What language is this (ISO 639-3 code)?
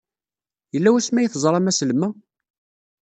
kab